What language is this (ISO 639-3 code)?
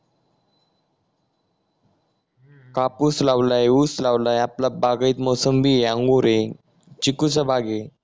mar